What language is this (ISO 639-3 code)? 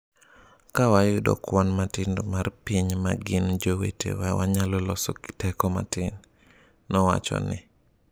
luo